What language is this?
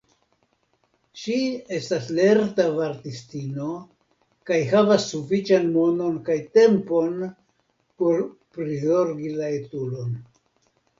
Esperanto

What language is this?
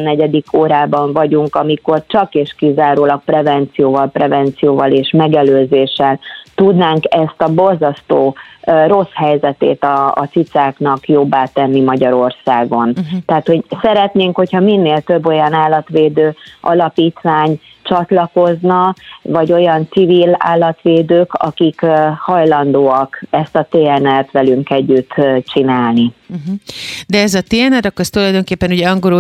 Hungarian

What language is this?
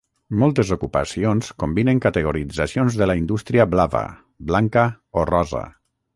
Catalan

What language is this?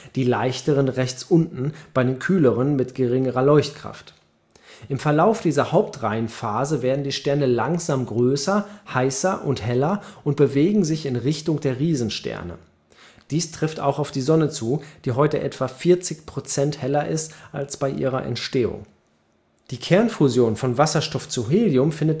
German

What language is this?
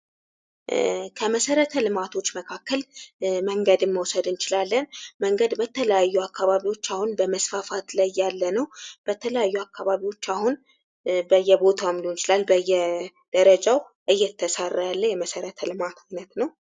Amharic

